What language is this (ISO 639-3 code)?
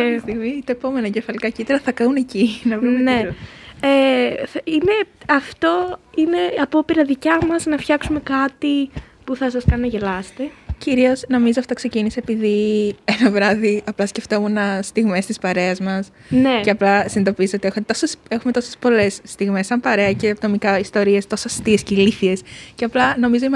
ell